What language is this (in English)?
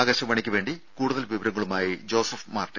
Malayalam